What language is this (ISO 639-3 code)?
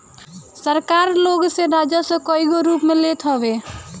bho